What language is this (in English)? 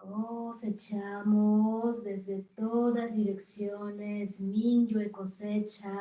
Spanish